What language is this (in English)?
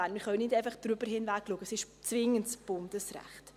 Swiss German